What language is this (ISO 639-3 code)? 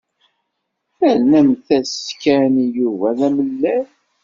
kab